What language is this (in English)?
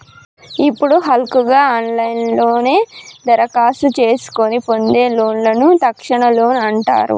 Telugu